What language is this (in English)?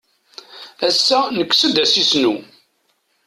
Kabyle